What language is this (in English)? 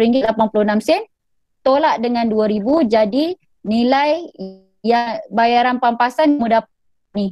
Malay